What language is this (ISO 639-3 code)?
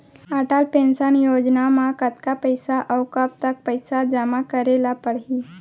hne